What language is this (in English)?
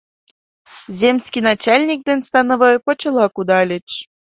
Mari